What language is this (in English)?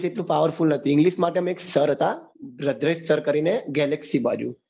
Gujarati